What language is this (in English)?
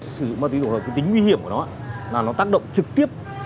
Vietnamese